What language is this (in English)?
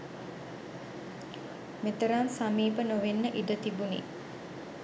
Sinhala